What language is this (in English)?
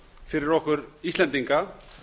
Icelandic